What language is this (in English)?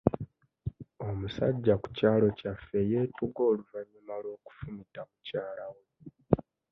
Ganda